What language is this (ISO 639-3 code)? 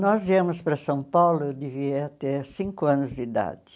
por